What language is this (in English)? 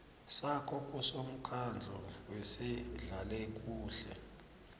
South Ndebele